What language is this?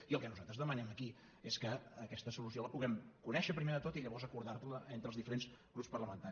Catalan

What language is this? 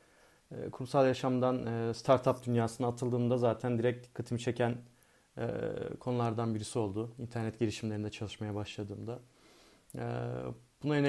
Turkish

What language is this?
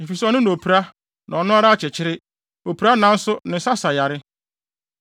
Akan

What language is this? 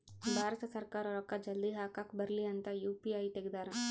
Kannada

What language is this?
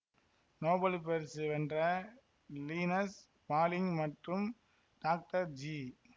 Tamil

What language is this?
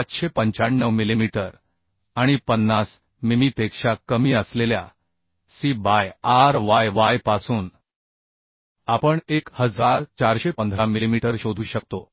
Marathi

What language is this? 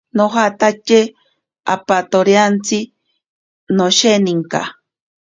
Ashéninka Perené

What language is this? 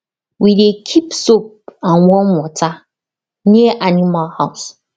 Nigerian Pidgin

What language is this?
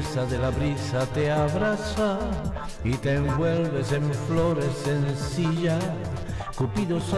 Spanish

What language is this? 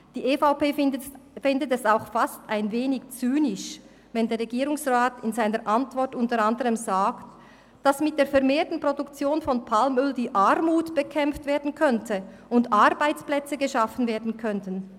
Swiss German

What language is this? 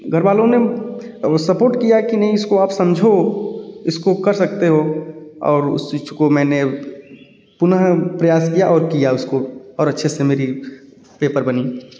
Hindi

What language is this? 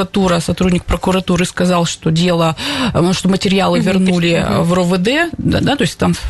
Russian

